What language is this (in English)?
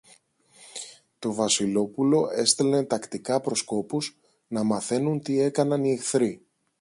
Greek